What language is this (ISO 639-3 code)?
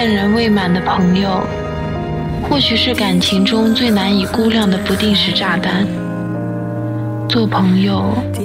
zho